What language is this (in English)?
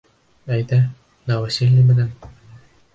Bashkir